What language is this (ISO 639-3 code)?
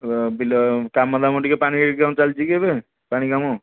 ori